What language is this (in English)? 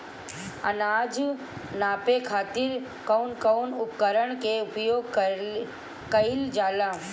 Bhojpuri